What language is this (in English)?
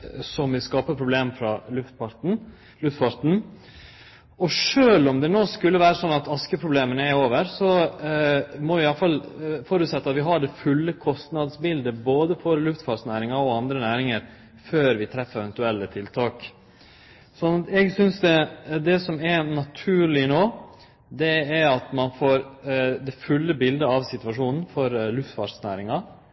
Norwegian Nynorsk